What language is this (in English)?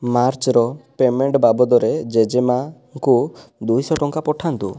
Odia